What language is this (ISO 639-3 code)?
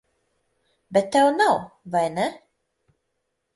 lav